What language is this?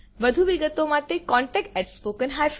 Gujarati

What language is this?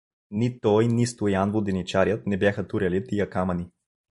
Bulgarian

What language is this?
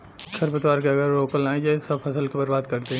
Bhojpuri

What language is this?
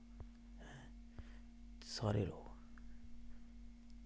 Dogri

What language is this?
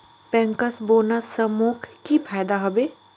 Magahi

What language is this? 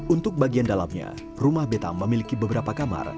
Indonesian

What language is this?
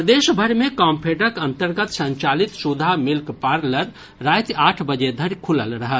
Maithili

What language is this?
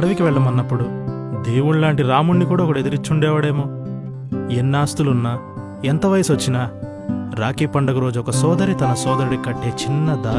Telugu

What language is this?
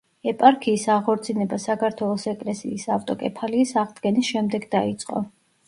Georgian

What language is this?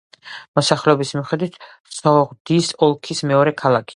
Georgian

